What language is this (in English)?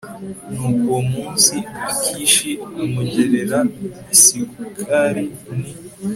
Kinyarwanda